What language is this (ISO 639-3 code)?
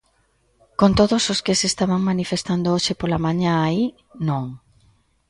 glg